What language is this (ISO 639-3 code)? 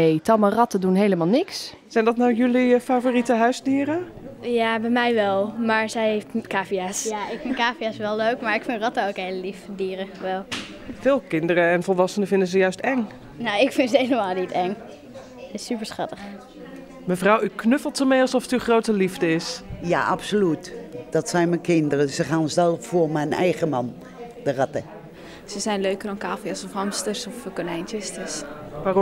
nld